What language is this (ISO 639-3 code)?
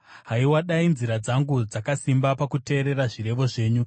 sna